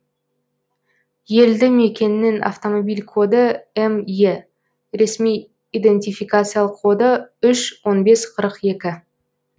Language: Kazakh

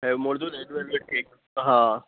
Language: Sindhi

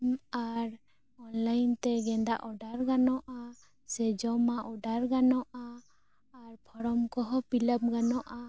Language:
Santali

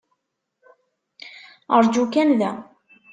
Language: Kabyle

